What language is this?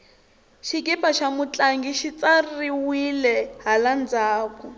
Tsonga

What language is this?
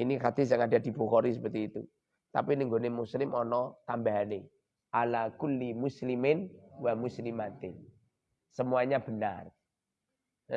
Indonesian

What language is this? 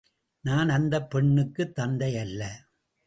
Tamil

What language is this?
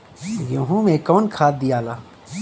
Bhojpuri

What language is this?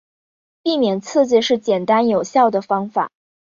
Chinese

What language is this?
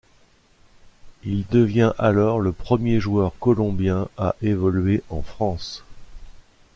French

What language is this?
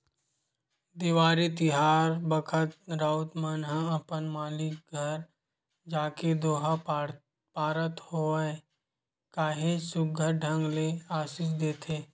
Chhattisgarhi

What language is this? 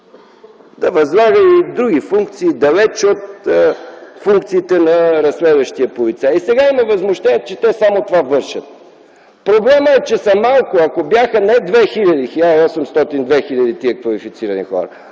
Bulgarian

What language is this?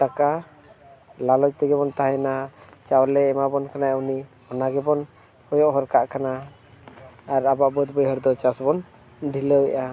Santali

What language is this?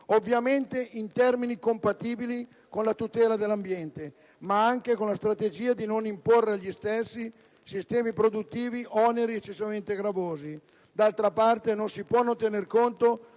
Italian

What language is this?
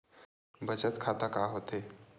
Chhattisgarhi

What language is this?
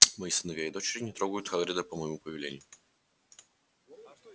Russian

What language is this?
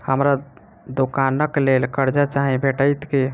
Maithili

